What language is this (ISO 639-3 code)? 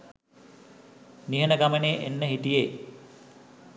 sin